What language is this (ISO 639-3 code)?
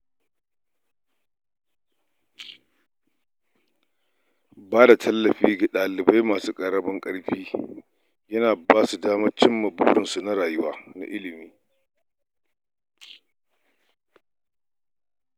hau